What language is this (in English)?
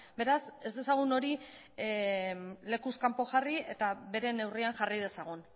Basque